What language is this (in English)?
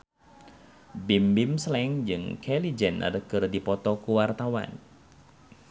Sundanese